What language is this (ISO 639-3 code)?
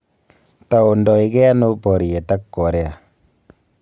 kln